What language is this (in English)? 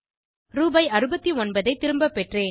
Tamil